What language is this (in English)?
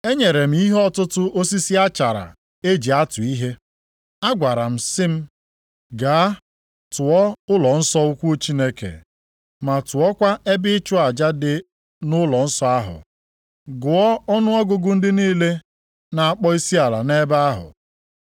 Igbo